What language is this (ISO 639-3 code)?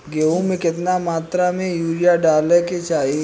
bho